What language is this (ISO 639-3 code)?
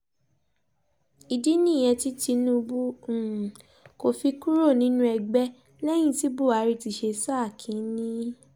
yor